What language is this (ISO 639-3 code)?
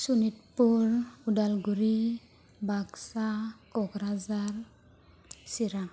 brx